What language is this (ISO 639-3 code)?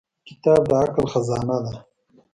pus